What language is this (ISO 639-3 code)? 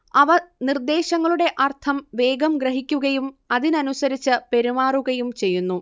mal